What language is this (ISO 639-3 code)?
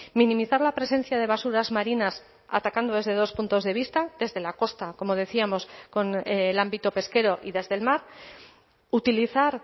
spa